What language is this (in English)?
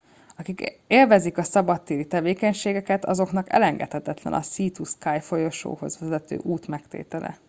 Hungarian